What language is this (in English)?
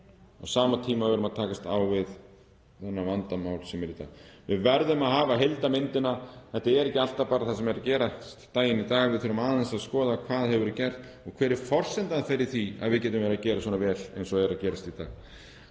Icelandic